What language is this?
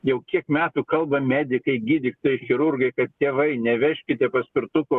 Lithuanian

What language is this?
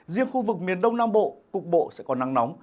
Vietnamese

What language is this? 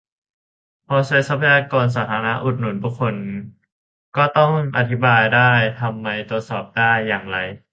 Thai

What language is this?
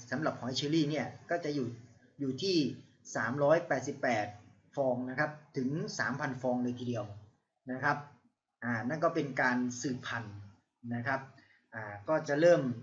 Thai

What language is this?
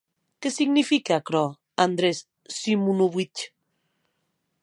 Occitan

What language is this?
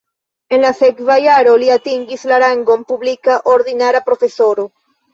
Esperanto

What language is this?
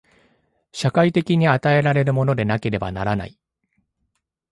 Japanese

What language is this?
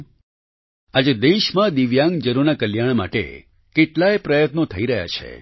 Gujarati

